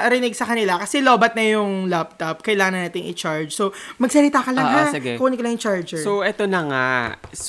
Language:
Filipino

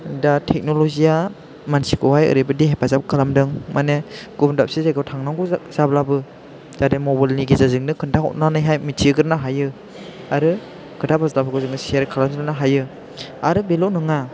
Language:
Bodo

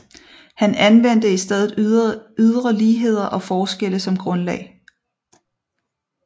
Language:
Danish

